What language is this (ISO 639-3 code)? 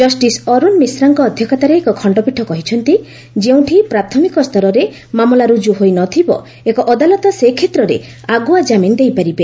ori